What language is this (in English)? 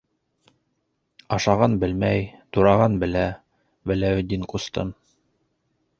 Bashkir